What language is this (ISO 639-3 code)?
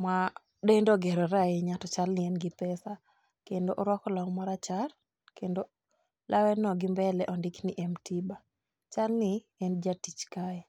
luo